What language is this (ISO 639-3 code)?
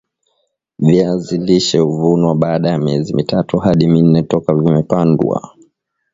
swa